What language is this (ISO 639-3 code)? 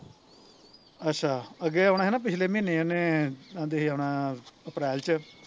pan